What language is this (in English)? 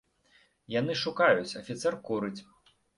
Belarusian